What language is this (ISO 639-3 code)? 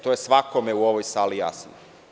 srp